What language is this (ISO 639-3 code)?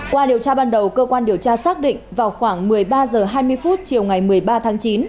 vie